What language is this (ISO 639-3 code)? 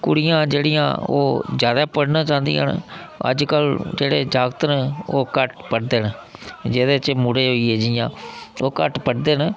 doi